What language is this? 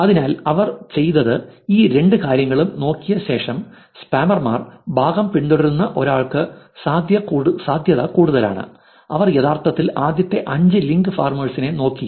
Malayalam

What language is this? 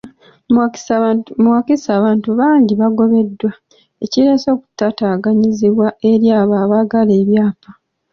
Ganda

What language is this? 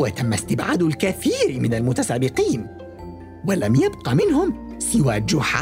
Arabic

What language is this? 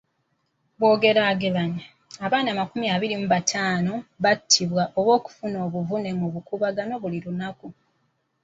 Ganda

